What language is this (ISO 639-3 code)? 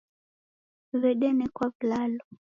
dav